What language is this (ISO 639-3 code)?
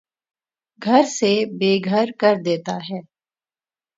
urd